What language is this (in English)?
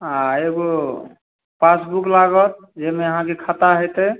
Maithili